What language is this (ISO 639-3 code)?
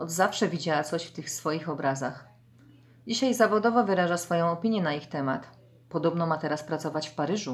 pol